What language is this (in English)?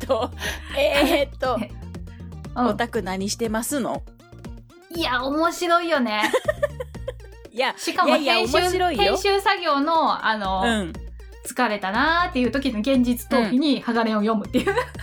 Japanese